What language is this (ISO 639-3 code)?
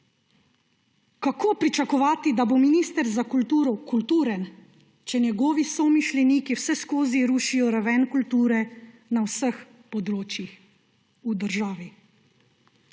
slv